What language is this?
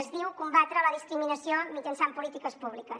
Catalan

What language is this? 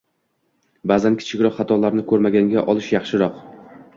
Uzbek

